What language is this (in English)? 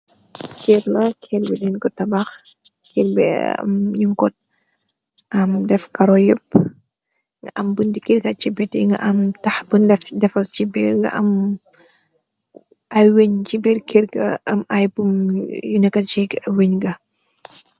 Wolof